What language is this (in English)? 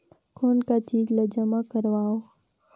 Chhattisgarhi